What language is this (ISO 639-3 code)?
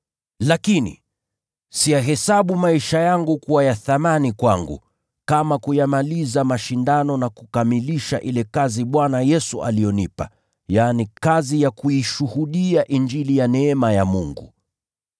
swa